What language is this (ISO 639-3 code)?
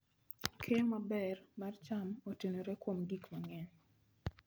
luo